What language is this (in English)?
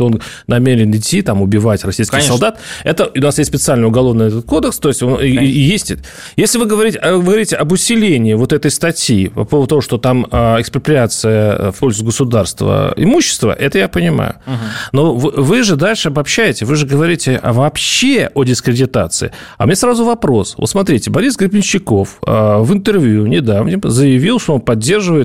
Russian